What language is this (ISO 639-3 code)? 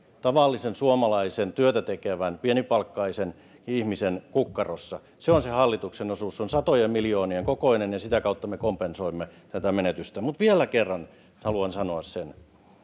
fin